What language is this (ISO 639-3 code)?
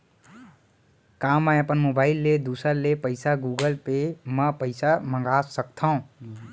hne